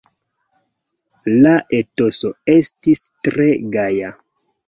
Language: Esperanto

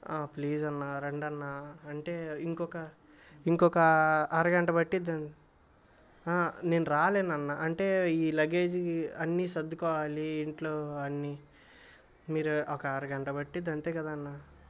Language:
Telugu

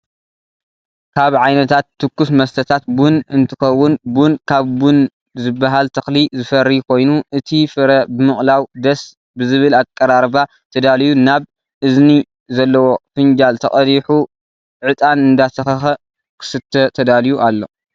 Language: Tigrinya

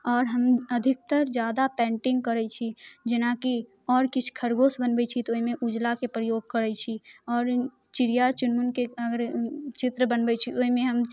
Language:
Maithili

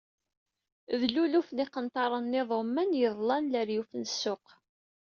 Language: Kabyle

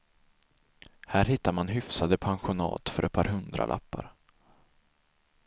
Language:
Swedish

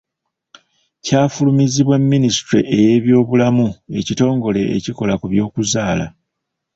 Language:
Ganda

